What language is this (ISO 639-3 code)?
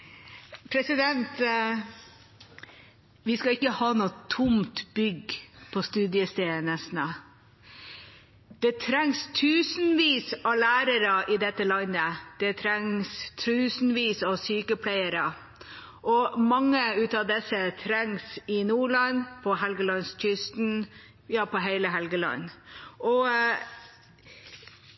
nob